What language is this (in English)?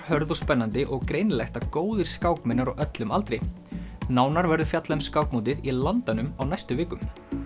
Icelandic